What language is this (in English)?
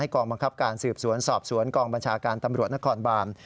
Thai